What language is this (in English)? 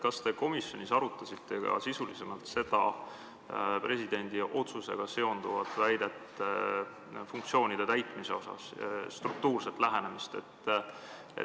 Estonian